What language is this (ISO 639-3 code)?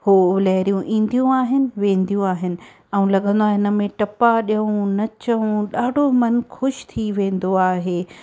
snd